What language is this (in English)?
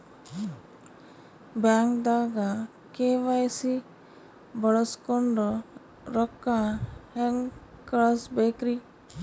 Kannada